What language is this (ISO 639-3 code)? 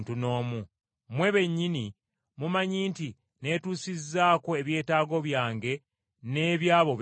lug